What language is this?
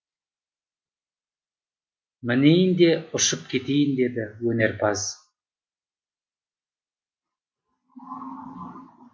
Kazakh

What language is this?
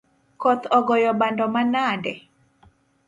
Luo (Kenya and Tanzania)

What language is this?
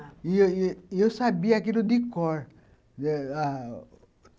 Portuguese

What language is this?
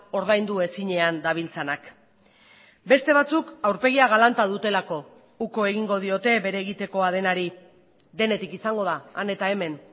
Basque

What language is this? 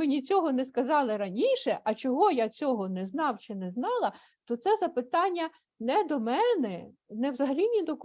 Ukrainian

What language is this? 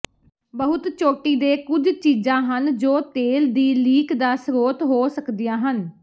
Punjabi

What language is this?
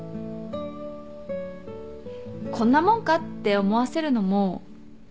Japanese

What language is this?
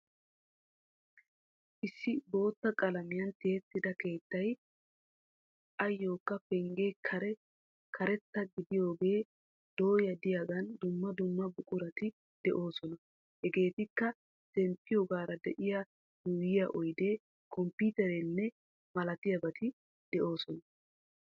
Wolaytta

